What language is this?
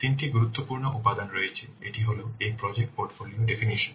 Bangla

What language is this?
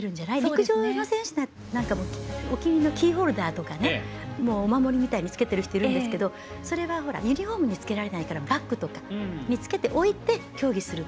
Japanese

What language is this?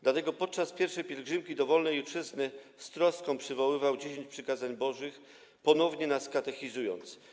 Polish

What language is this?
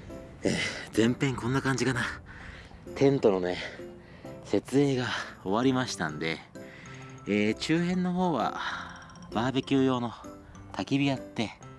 Japanese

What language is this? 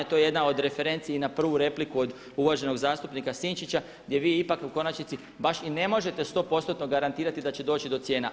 Croatian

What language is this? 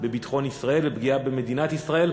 Hebrew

